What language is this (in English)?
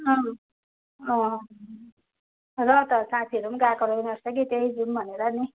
Nepali